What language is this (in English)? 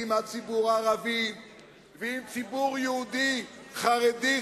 Hebrew